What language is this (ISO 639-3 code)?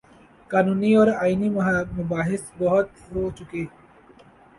urd